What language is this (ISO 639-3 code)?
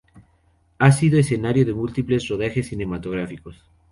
spa